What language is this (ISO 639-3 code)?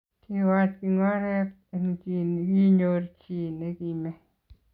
kln